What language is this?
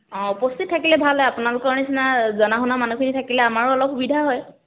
Assamese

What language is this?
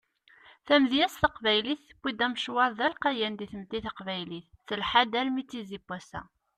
Kabyle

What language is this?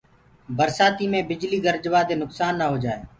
Gurgula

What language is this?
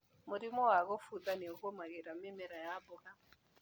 Kikuyu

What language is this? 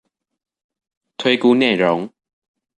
Chinese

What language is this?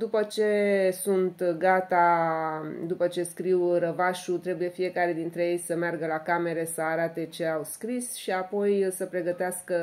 Romanian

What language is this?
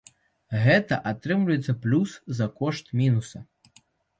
Belarusian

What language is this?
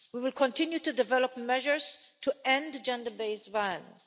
English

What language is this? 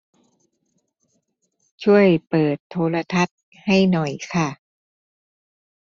Thai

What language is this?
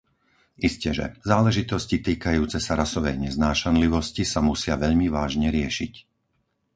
Slovak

